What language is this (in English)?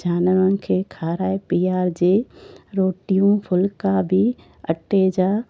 Sindhi